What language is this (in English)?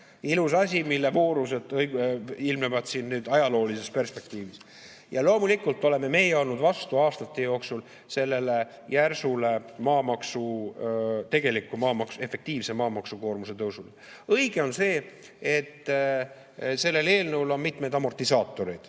Estonian